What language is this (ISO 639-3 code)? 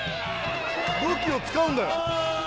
jpn